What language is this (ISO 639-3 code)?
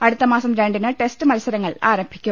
mal